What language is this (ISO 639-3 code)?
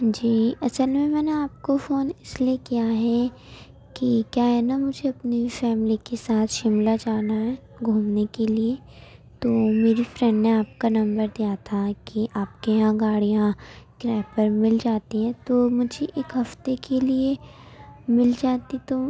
urd